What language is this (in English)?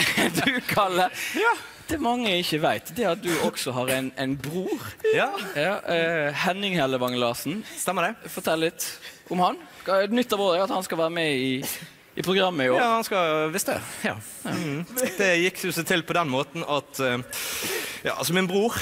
Norwegian